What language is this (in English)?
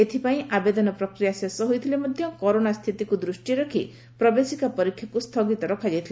Odia